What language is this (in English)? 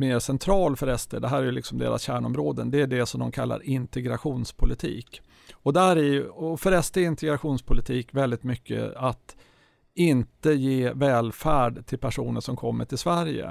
Swedish